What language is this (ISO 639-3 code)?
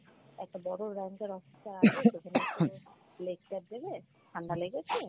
ben